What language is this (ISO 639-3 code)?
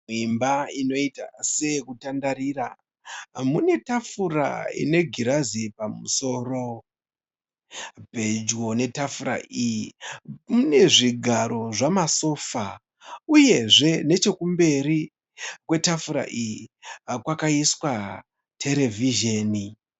sna